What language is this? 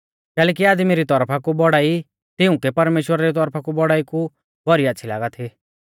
Mahasu Pahari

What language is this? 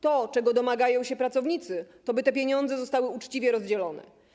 Polish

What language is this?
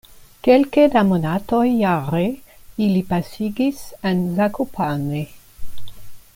Esperanto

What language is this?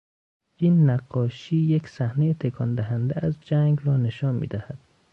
Persian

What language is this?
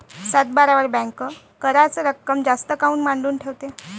Marathi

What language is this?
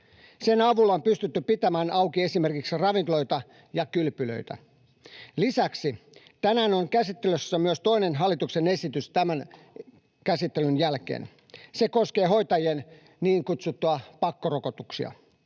Finnish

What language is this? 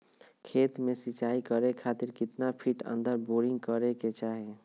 Magahi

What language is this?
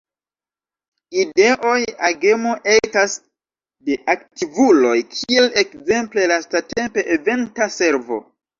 Esperanto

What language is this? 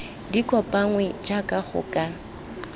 Tswana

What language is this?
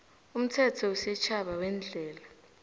South Ndebele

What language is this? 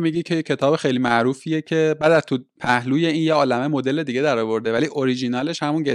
Persian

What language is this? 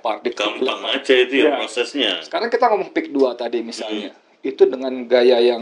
Indonesian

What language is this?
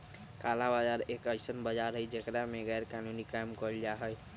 Magahi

